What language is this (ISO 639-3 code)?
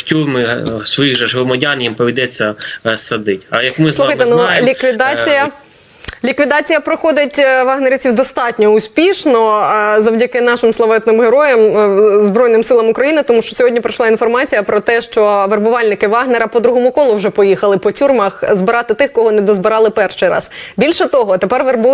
ukr